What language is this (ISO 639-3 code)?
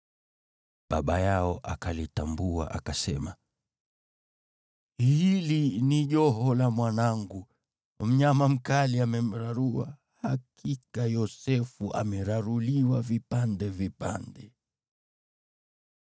swa